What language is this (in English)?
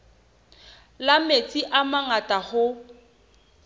Southern Sotho